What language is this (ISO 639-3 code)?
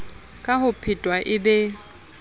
sot